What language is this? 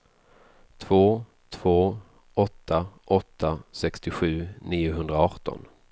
Swedish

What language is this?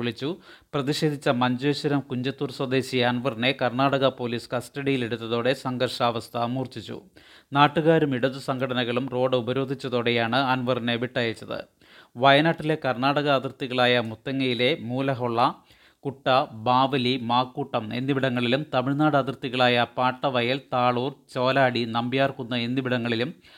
Malayalam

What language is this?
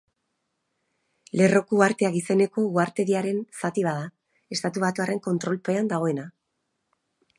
Basque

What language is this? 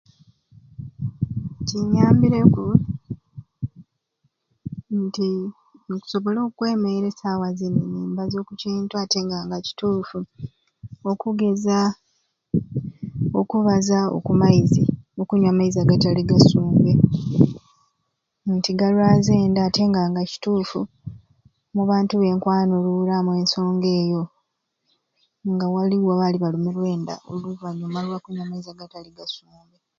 Ruuli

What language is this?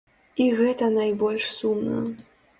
Belarusian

